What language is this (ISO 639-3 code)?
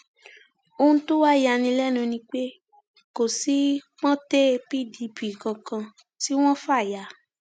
yor